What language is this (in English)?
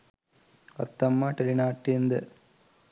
Sinhala